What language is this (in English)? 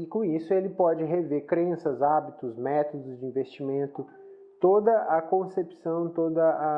Portuguese